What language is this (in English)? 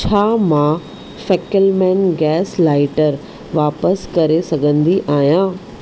Sindhi